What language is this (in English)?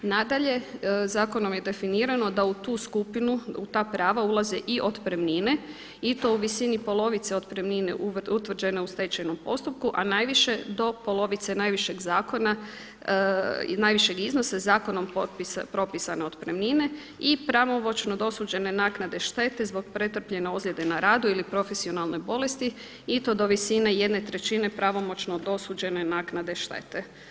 Croatian